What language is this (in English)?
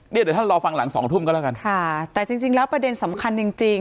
Thai